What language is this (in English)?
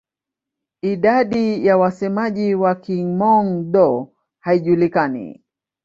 Swahili